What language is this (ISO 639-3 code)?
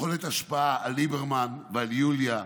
heb